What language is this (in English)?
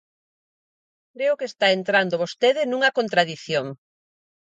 Galician